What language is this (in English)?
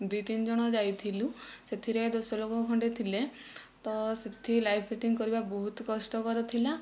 Odia